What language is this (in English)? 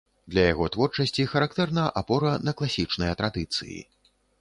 Belarusian